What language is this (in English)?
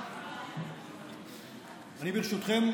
Hebrew